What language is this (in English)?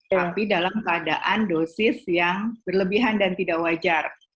Indonesian